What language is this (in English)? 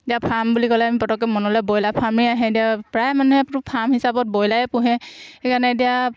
Assamese